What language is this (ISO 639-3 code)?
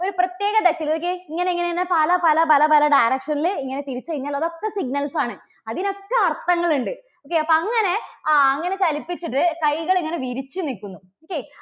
mal